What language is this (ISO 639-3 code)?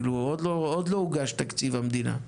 heb